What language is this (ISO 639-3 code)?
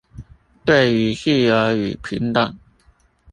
zho